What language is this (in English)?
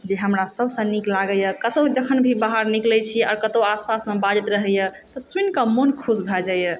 Maithili